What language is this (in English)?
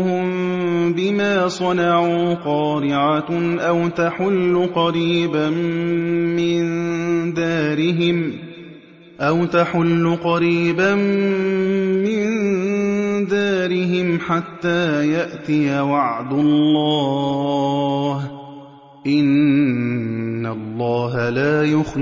Arabic